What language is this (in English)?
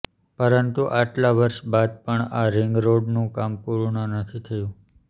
Gujarati